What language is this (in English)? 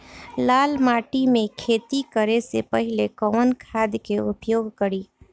Bhojpuri